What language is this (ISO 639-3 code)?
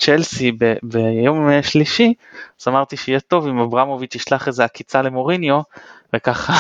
heb